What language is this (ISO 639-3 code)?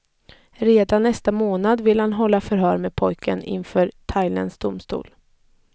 swe